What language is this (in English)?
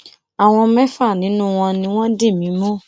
Yoruba